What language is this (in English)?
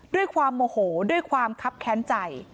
Thai